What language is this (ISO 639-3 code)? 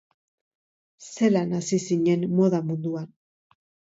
eus